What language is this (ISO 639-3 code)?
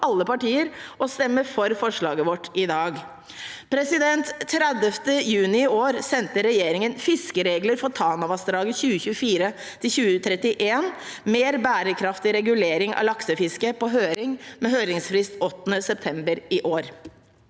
nor